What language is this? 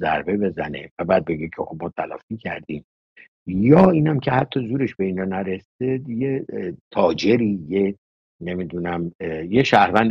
Persian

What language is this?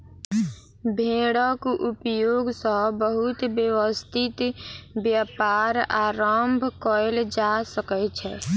Maithili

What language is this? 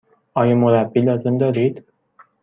Persian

